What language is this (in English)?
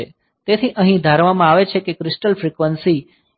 Gujarati